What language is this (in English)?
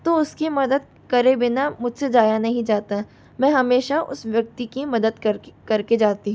Hindi